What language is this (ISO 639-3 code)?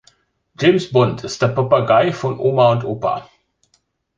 deu